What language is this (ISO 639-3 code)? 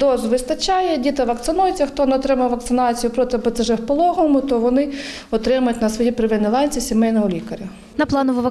ukr